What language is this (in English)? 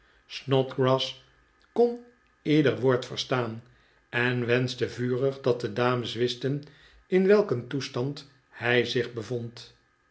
Dutch